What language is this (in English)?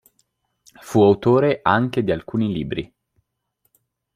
Italian